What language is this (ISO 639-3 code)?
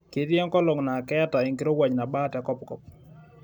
mas